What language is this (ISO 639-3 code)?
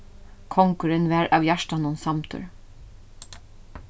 fao